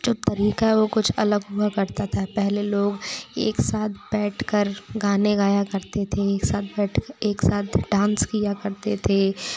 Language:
Hindi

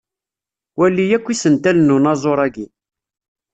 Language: Kabyle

